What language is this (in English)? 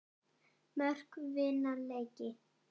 Icelandic